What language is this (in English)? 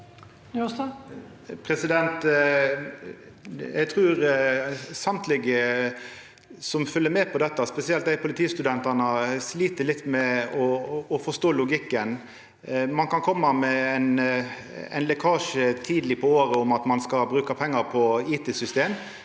Norwegian